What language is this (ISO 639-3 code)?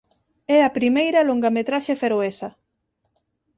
glg